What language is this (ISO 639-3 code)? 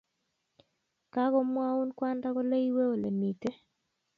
kln